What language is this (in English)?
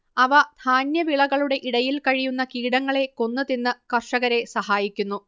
Malayalam